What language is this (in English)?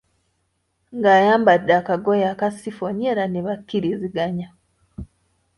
Ganda